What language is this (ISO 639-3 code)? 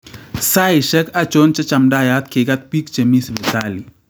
kln